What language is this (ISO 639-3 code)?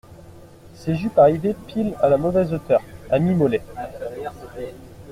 fra